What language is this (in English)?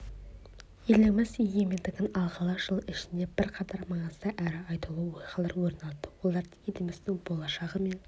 Kazakh